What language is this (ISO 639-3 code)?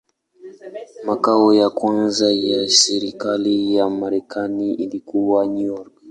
swa